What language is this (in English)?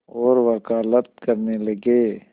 Hindi